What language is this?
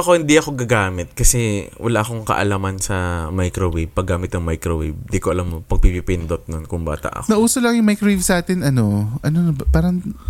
Filipino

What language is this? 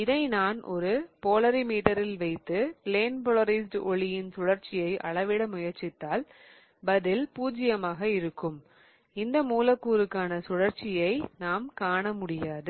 Tamil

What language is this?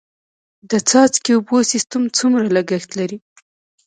Pashto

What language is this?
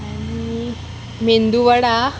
Konkani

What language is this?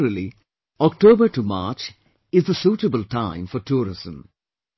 English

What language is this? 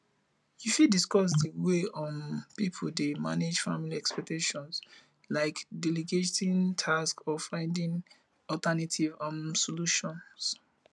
Nigerian Pidgin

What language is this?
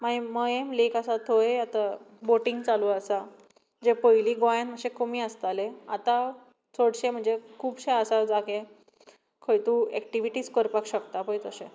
Konkani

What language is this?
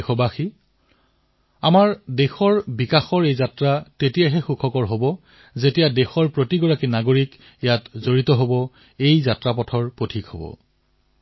Assamese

